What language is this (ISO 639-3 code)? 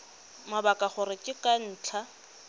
tsn